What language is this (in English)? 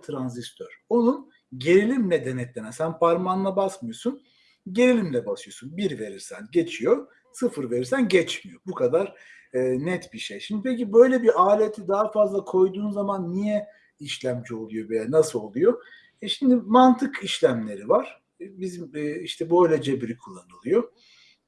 Turkish